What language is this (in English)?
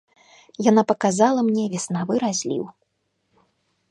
Belarusian